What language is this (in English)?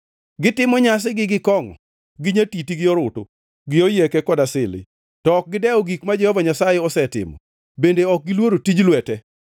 Luo (Kenya and Tanzania)